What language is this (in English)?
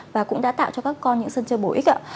Vietnamese